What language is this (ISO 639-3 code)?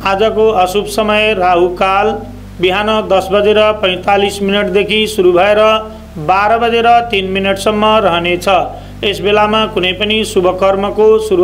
hin